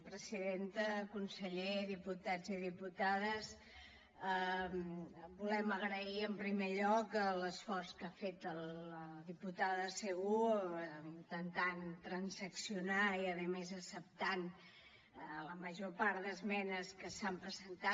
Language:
Catalan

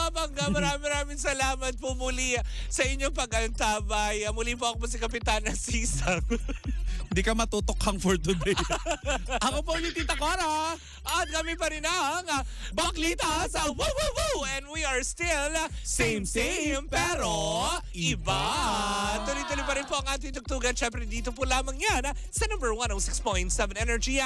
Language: Filipino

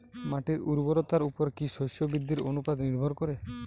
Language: Bangla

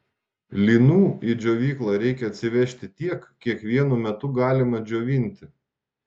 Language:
Lithuanian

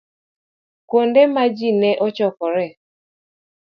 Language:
Luo (Kenya and Tanzania)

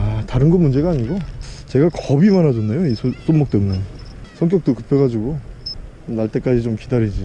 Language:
Korean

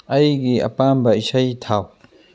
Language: Manipuri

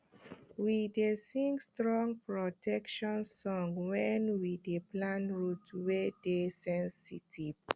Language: Nigerian Pidgin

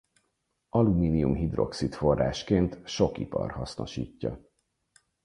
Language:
Hungarian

